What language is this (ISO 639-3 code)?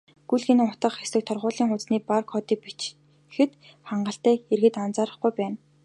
mon